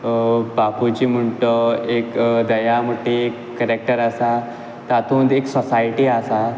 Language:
Konkani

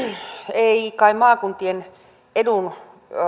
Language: Finnish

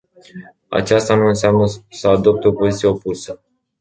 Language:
Romanian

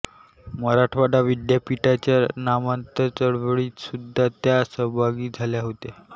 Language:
Marathi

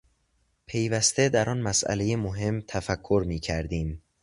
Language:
Persian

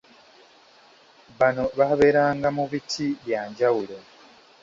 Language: Ganda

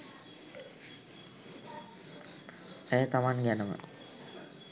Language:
Sinhala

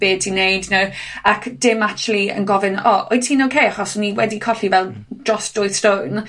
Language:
Welsh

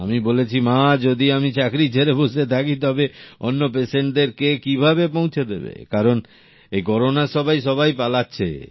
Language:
Bangla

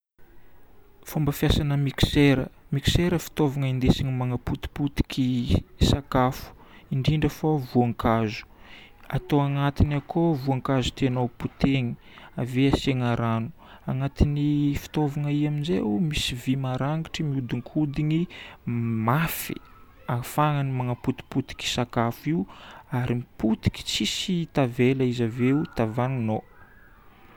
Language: Northern Betsimisaraka Malagasy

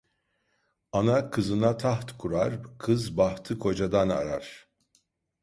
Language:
Turkish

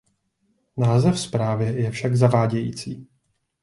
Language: Czech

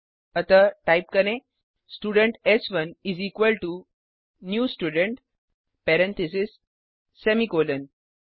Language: Hindi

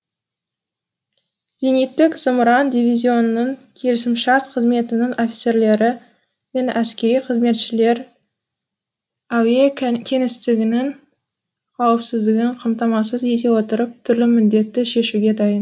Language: Kazakh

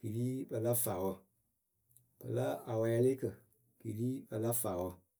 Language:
Akebu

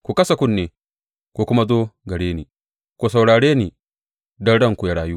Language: Hausa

